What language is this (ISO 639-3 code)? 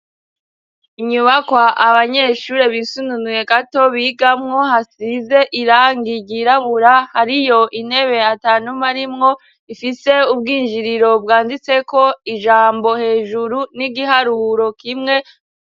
run